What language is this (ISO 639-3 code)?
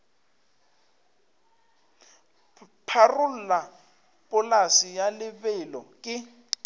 nso